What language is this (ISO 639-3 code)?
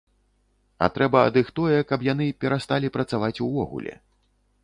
bel